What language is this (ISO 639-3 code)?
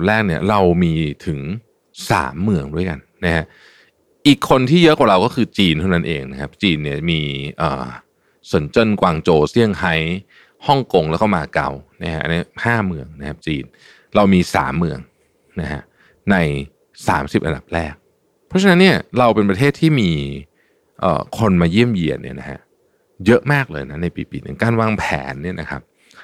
tha